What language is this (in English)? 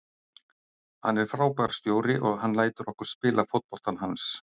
Icelandic